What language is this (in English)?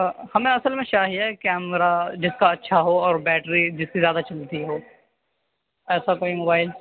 Urdu